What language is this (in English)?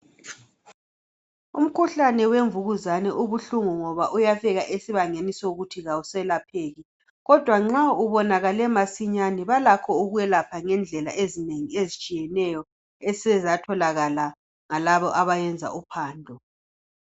North Ndebele